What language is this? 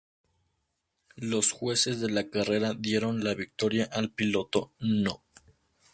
Spanish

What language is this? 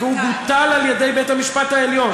Hebrew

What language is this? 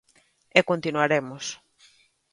Galician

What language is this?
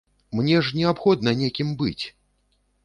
Belarusian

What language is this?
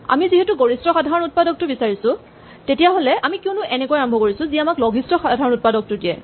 Assamese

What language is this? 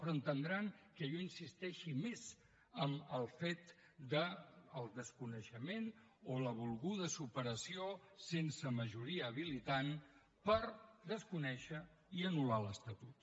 Catalan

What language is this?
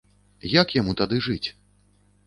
Belarusian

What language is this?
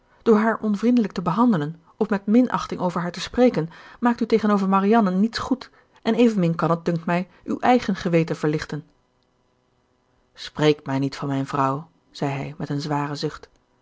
Dutch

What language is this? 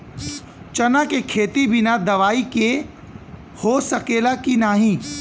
Bhojpuri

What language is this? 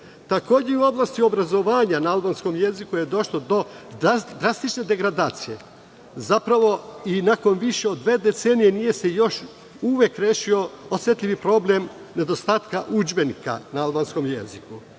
Serbian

